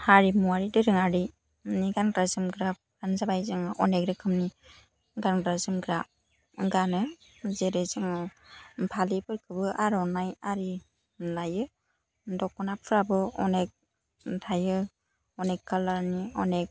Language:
Bodo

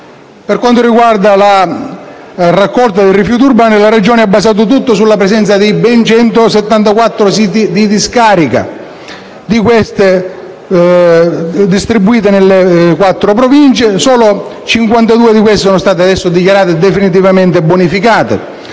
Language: Italian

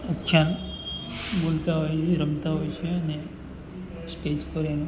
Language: Gujarati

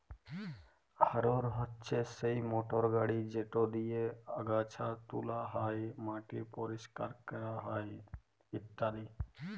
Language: Bangla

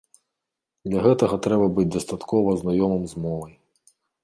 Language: Belarusian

